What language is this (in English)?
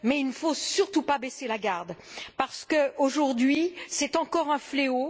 French